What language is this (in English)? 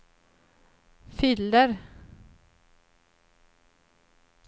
Swedish